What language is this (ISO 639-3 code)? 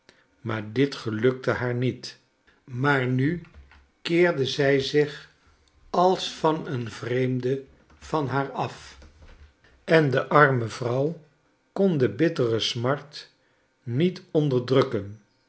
nld